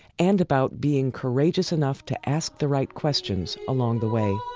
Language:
English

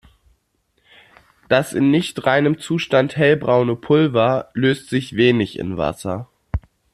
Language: German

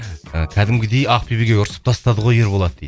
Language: Kazakh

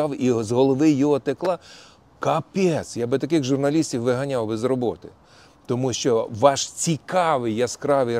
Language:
Ukrainian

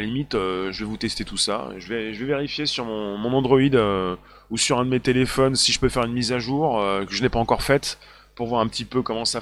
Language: French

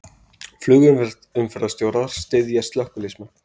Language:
Icelandic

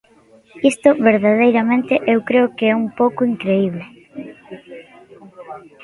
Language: Galician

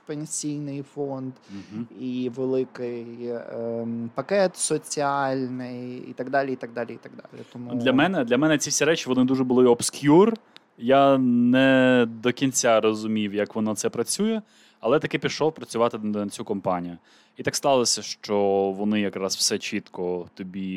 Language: Ukrainian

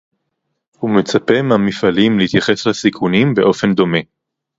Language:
Hebrew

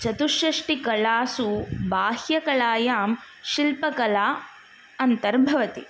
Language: Sanskrit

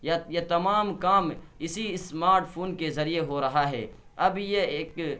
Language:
Urdu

